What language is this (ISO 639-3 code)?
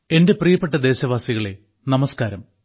mal